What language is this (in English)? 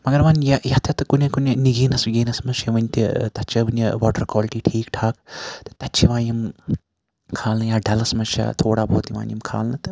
Kashmiri